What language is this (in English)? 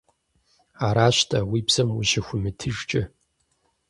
Kabardian